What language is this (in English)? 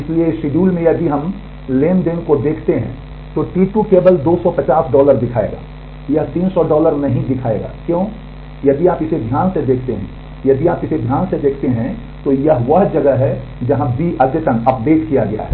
Hindi